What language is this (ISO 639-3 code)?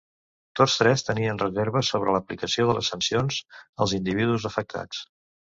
cat